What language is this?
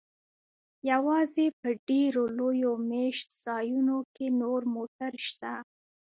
Pashto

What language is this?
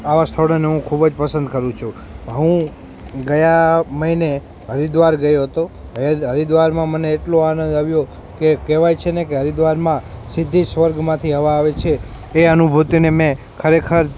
Gujarati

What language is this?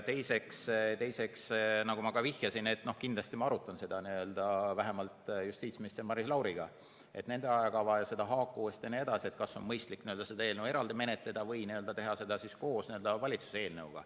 Estonian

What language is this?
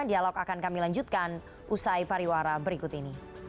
Indonesian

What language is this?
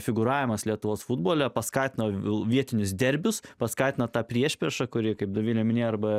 Lithuanian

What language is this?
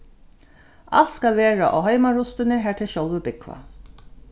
Faroese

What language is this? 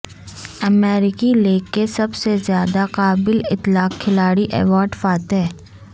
Urdu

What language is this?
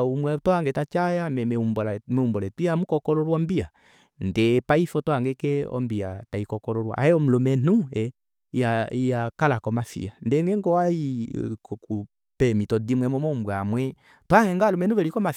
Kuanyama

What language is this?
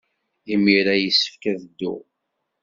Kabyle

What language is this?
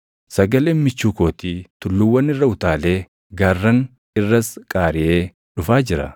Oromo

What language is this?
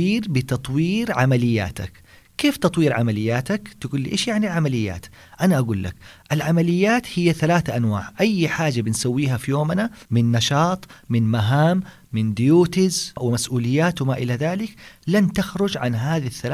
Arabic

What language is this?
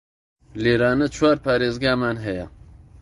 Central Kurdish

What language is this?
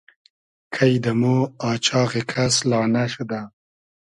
Hazaragi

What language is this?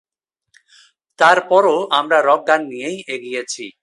Bangla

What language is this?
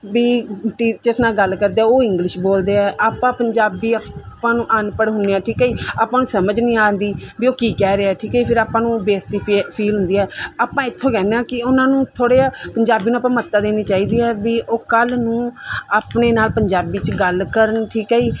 Punjabi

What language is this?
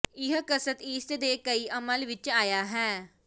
Punjabi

